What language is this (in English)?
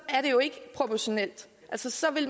Danish